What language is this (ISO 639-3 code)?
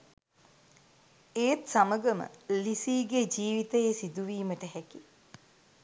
sin